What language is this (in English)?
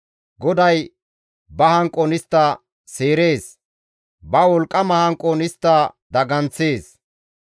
Gamo